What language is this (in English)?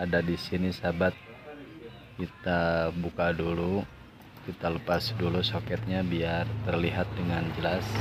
Indonesian